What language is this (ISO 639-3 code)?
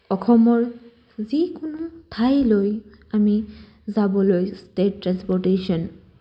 asm